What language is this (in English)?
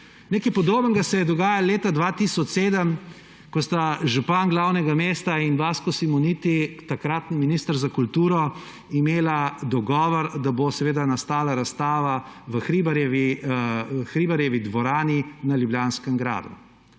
Slovenian